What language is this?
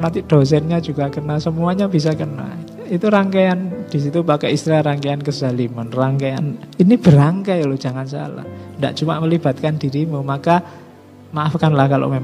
Indonesian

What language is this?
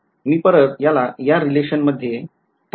Marathi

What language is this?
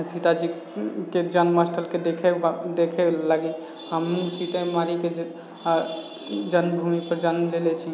Maithili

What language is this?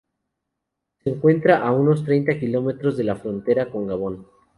Spanish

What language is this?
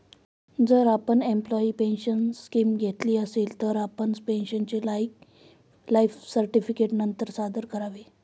Marathi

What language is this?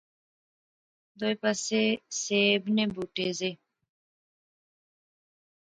Pahari-Potwari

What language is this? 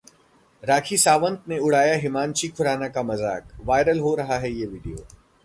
Hindi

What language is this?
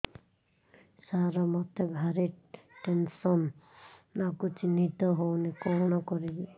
Odia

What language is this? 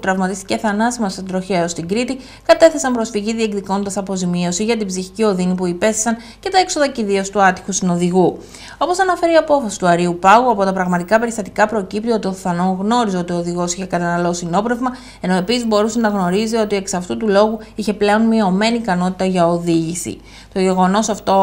Greek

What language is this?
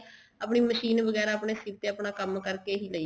Punjabi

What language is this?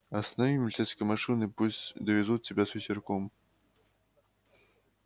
Russian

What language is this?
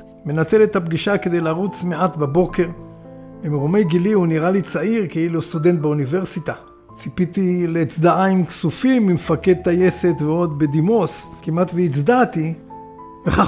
Hebrew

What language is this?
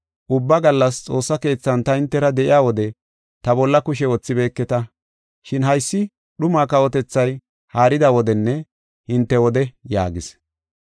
Gofa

